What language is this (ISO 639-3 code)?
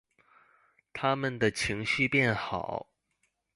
zho